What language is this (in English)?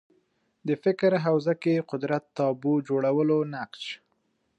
Pashto